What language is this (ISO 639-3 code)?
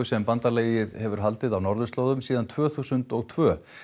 isl